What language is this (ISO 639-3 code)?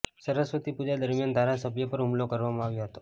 guj